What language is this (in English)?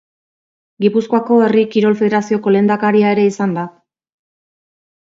Basque